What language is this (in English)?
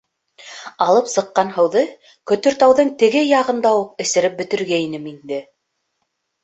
Bashkir